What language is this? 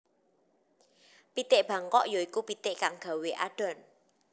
Javanese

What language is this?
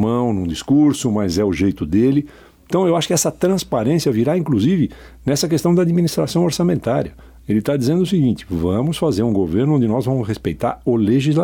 Portuguese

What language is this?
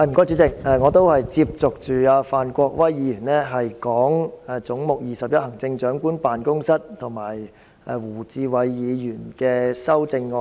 Cantonese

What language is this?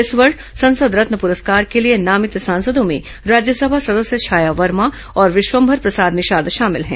Hindi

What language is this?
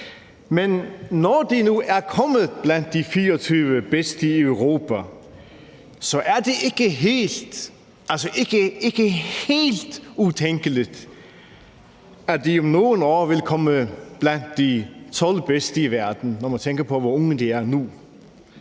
Danish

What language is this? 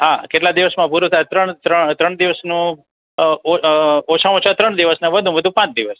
Gujarati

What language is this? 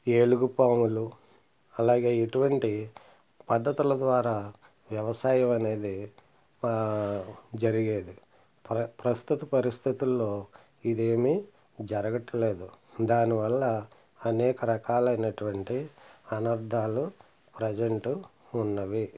Telugu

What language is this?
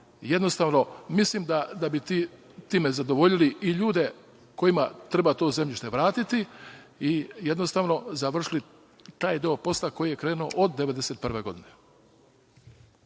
Serbian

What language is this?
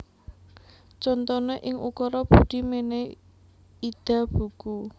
Javanese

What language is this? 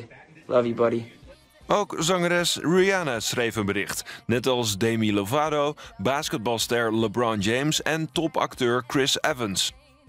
Dutch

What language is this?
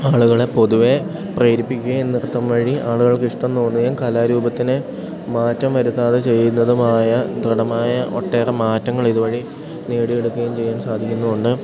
Malayalam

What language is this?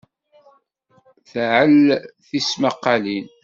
Kabyle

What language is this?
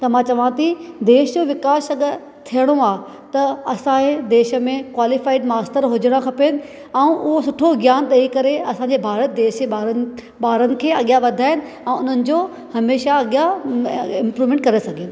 Sindhi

